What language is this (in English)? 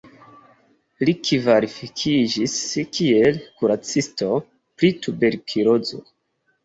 Esperanto